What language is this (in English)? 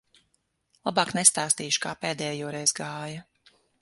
Latvian